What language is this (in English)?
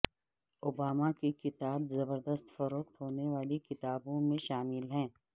Urdu